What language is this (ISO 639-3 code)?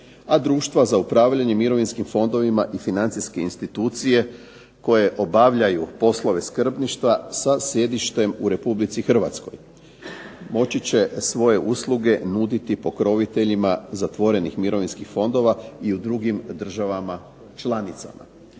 hrv